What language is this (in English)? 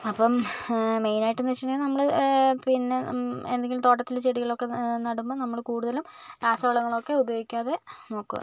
Malayalam